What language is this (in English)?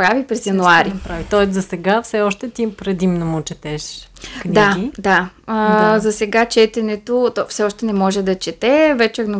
Bulgarian